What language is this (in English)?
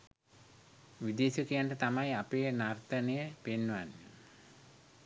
Sinhala